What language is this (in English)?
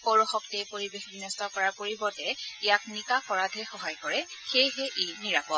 Assamese